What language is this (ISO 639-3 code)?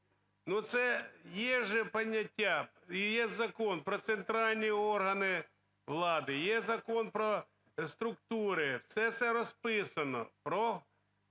ukr